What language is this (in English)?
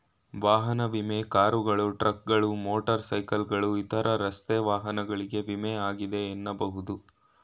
Kannada